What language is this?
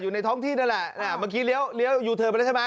Thai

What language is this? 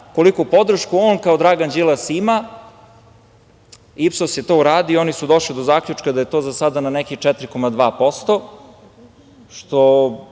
Serbian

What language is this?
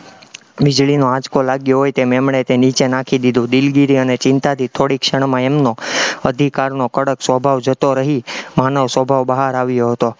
Gujarati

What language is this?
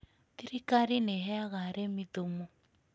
Kikuyu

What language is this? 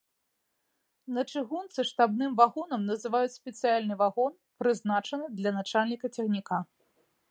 Belarusian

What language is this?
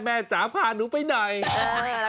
Thai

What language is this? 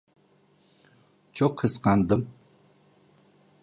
Turkish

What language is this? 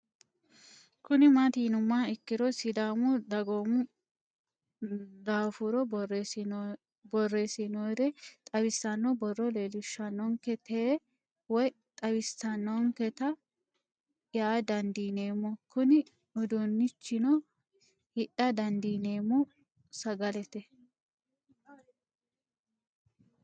Sidamo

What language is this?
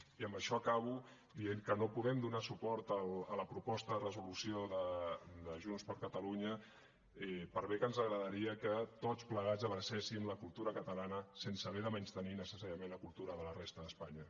Catalan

